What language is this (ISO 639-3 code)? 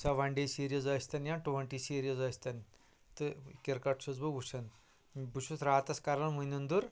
kas